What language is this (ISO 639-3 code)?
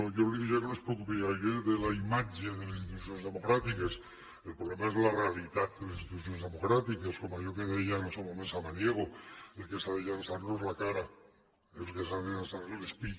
cat